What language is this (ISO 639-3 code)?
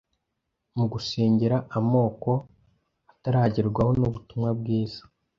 kin